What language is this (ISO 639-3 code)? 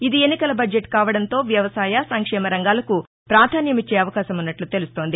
tel